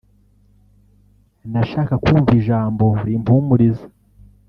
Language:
Kinyarwanda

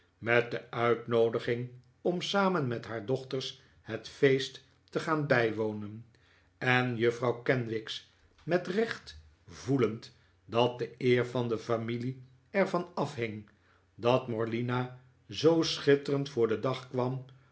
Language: Dutch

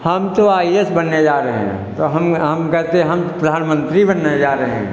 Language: Hindi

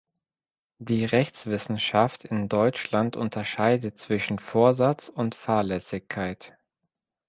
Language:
German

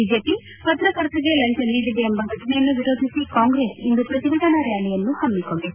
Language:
Kannada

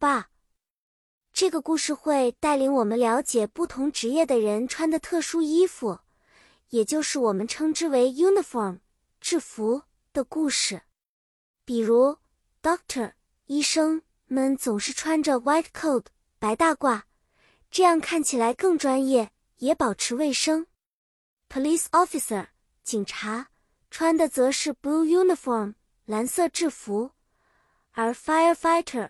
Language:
Chinese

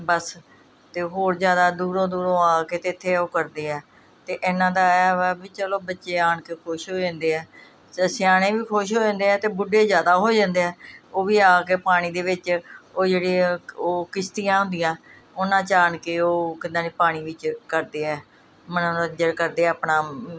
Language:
Punjabi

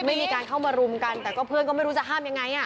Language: Thai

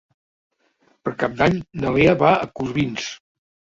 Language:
Catalan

